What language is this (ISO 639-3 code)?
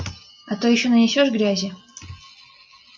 rus